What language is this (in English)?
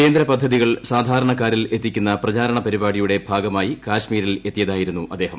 Malayalam